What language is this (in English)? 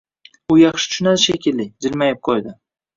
Uzbek